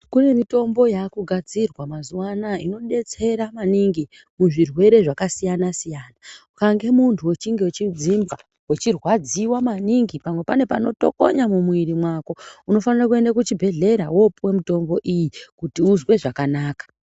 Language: Ndau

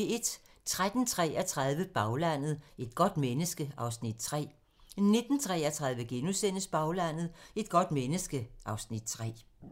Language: Danish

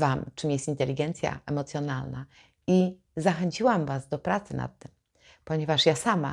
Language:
Polish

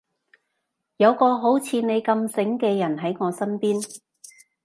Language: Cantonese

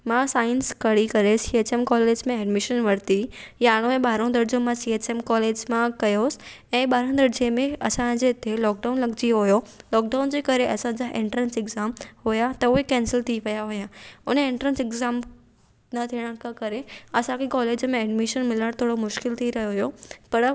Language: Sindhi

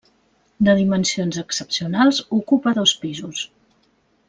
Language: Catalan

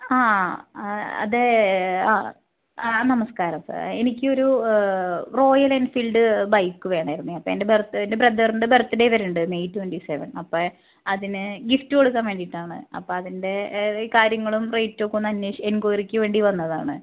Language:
Malayalam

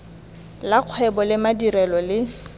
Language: Tswana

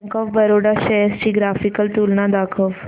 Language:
Marathi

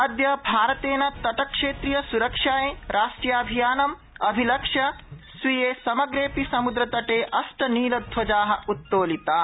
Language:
Sanskrit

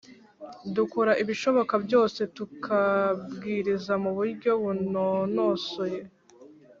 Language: Kinyarwanda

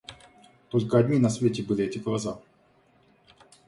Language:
Russian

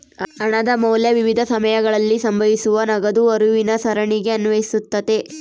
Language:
Kannada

